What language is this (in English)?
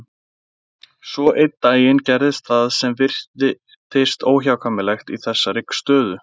Icelandic